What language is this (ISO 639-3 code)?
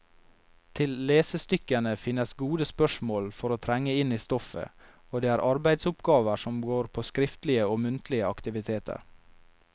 nor